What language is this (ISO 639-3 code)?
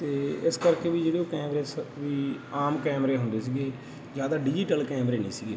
pan